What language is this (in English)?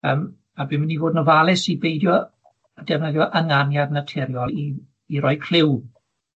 Welsh